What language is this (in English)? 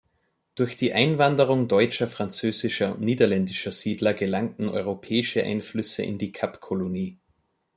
German